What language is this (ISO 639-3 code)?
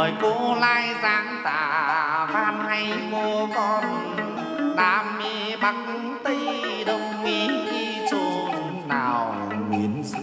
vie